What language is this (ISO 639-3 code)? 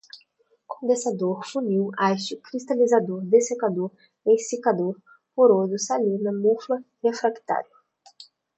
por